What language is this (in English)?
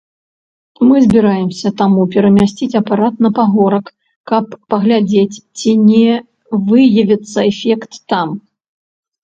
Belarusian